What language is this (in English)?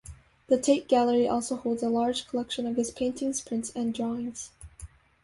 English